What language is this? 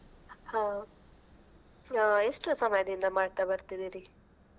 Kannada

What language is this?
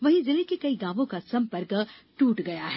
Hindi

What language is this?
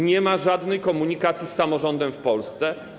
Polish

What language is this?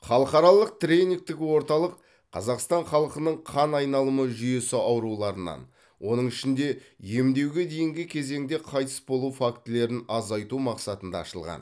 Kazakh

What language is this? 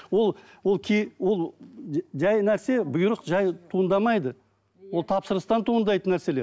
Kazakh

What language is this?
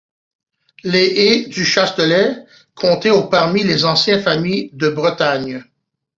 French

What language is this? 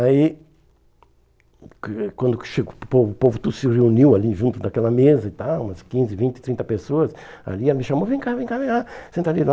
Portuguese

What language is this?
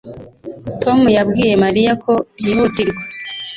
Kinyarwanda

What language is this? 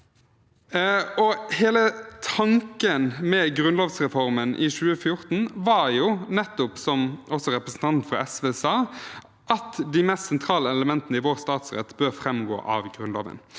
Norwegian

